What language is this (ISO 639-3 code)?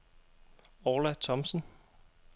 dan